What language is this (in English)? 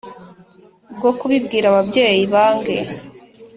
Kinyarwanda